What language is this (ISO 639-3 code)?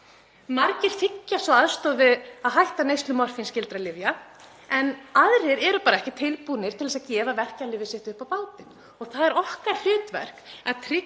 isl